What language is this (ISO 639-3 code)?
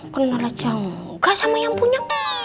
ind